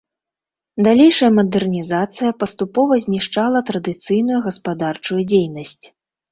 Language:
Belarusian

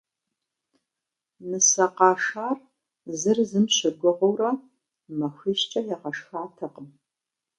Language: Kabardian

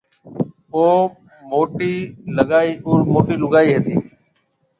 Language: Marwari (Pakistan)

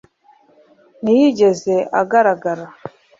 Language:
Kinyarwanda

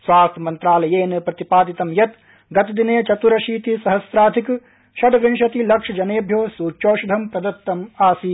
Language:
Sanskrit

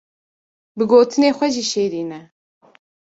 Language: Kurdish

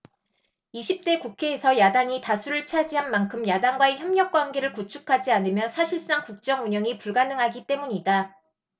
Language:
Korean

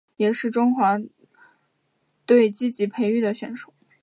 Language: Chinese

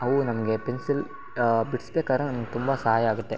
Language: Kannada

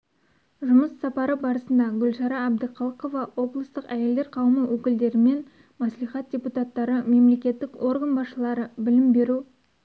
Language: Kazakh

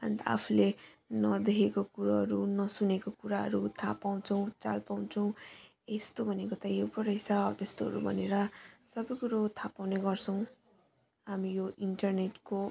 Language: Nepali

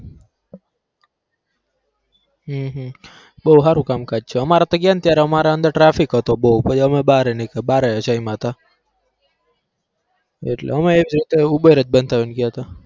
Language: Gujarati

